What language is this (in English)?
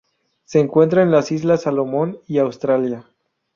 Spanish